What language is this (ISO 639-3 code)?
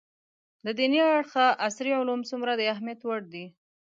pus